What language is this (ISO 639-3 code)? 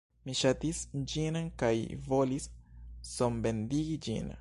epo